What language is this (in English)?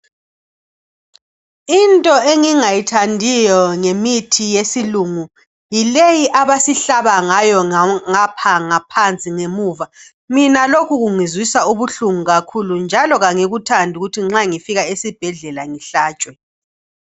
North Ndebele